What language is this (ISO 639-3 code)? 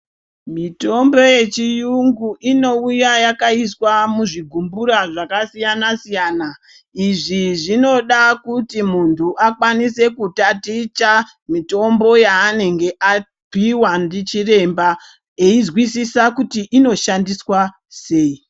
ndc